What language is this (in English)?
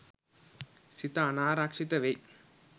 Sinhala